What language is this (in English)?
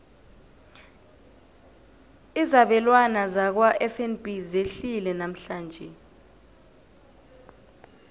South Ndebele